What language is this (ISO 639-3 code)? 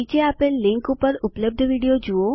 guj